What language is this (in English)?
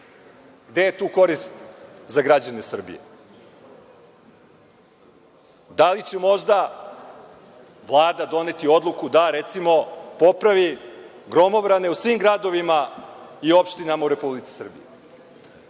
Serbian